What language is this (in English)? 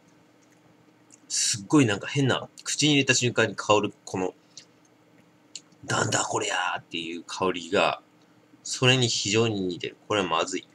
Japanese